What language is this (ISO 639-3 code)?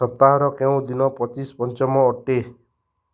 ori